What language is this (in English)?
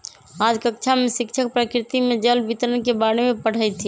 Magahi